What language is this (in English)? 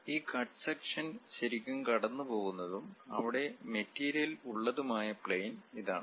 Malayalam